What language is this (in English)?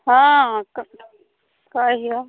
Maithili